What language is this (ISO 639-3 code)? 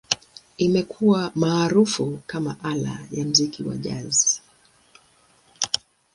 swa